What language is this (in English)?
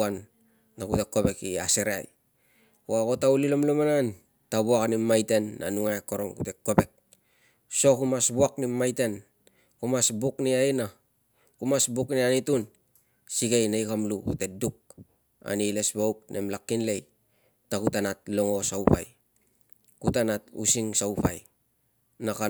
Tungag